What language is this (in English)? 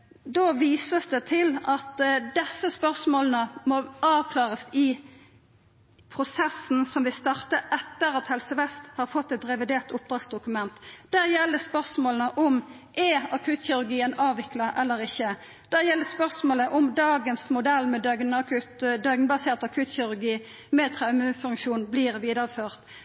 Norwegian Nynorsk